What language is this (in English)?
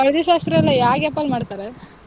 Kannada